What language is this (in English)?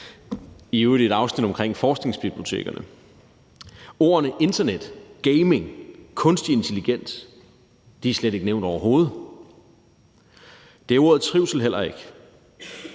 Danish